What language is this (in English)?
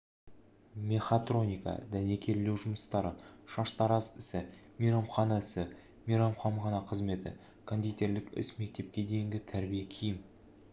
Kazakh